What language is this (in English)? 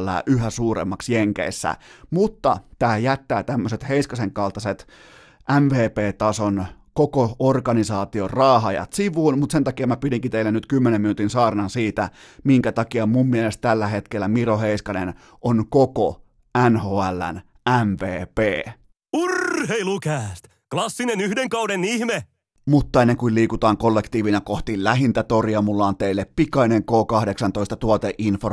Finnish